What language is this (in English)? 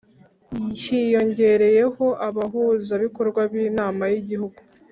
Kinyarwanda